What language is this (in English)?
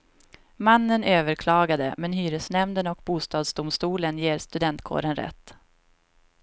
Swedish